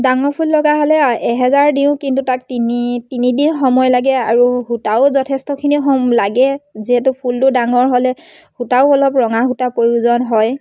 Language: Assamese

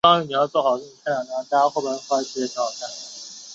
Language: Chinese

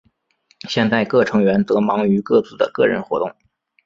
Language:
Chinese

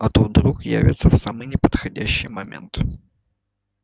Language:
Russian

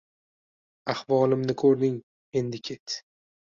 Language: Uzbek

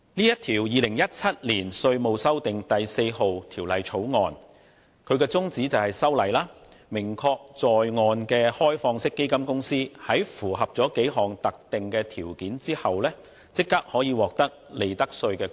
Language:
Cantonese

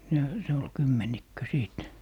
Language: Finnish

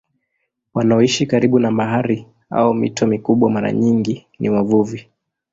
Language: Swahili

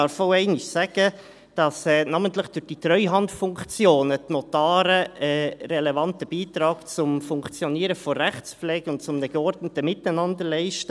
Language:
Swiss German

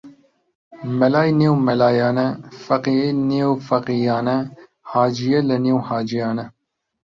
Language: Central Kurdish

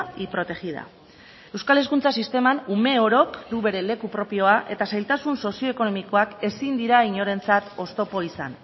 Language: Basque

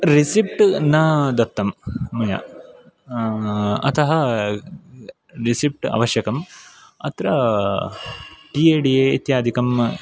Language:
Sanskrit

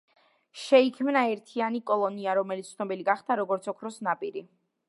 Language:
Georgian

